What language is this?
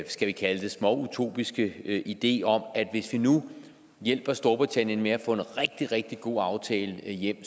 Danish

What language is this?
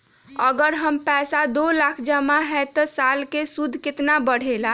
Magahi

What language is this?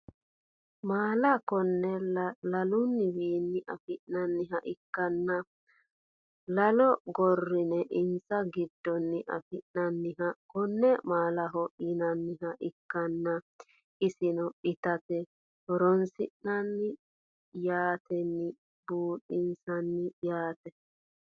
Sidamo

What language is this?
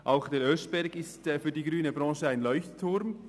Swiss German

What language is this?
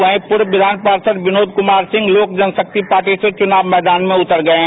Hindi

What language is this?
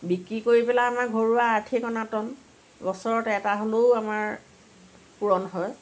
Assamese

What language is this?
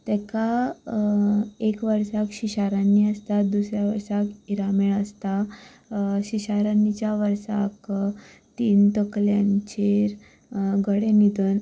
Konkani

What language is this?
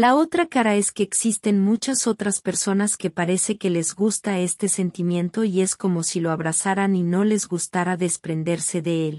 Spanish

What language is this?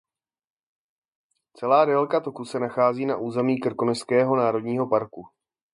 Czech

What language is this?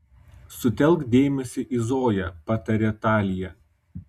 Lithuanian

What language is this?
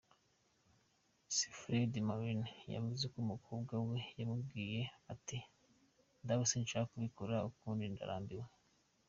Kinyarwanda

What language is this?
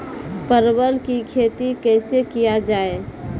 Maithili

